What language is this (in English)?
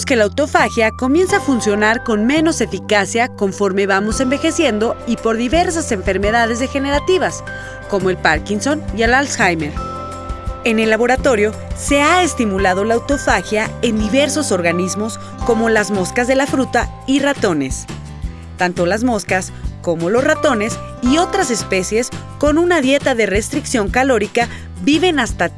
Spanish